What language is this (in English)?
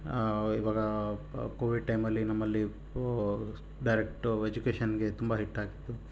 Kannada